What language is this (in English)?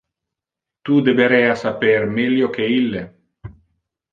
Interlingua